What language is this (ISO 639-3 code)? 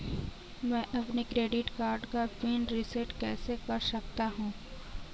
hin